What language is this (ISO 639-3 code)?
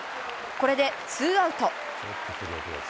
jpn